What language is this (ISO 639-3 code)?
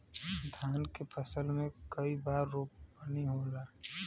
bho